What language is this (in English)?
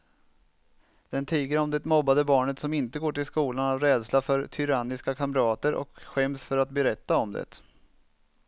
Swedish